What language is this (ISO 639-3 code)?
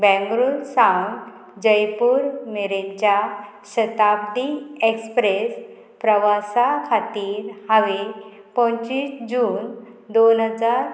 kok